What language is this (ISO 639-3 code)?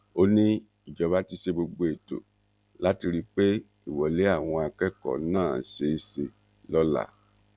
yor